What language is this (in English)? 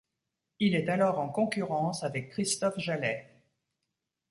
French